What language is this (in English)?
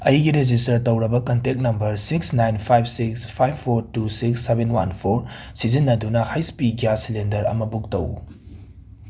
Manipuri